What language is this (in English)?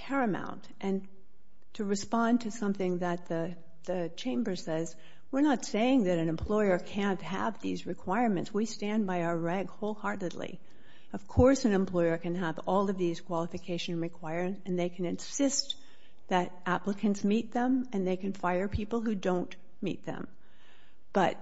English